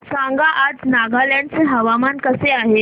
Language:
Marathi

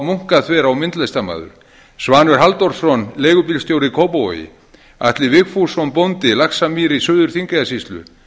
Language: Icelandic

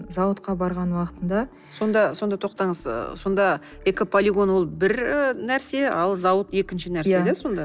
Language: Kazakh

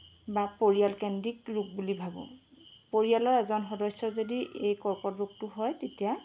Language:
Assamese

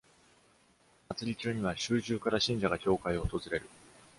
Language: Japanese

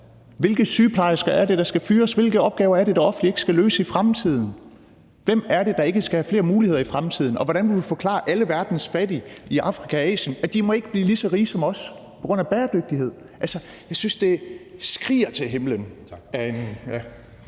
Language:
Danish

